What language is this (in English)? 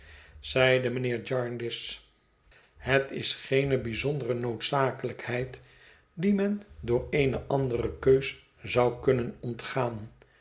Dutch